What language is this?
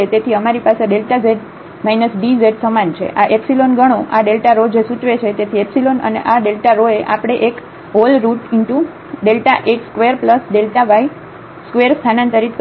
Gujarati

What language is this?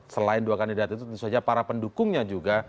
Indonesian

